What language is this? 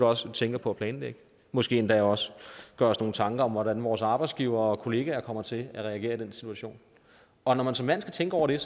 Danish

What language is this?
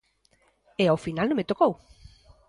Galician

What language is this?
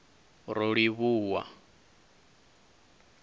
Venda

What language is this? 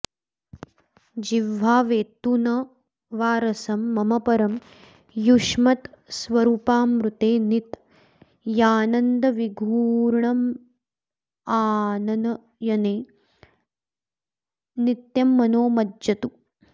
Sanskrit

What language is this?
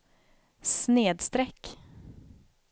Swedish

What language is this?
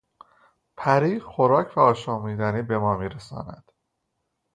Persian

